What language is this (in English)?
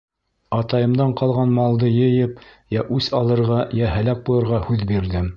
Bashkir